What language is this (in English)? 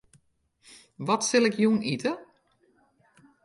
Western Frisian